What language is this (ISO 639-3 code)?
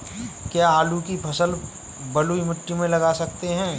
hin